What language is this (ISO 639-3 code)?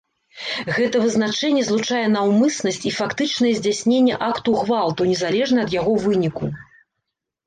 bel